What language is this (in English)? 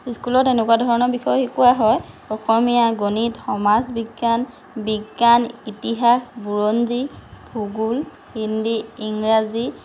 Assamese